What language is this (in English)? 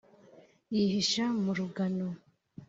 Kinyarwanda